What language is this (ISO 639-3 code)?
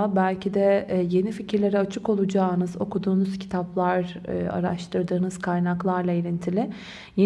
tur